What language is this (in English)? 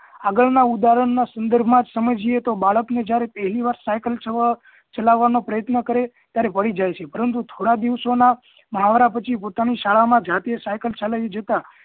Gujarati